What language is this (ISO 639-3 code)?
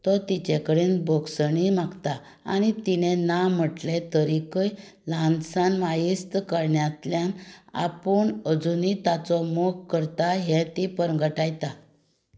kok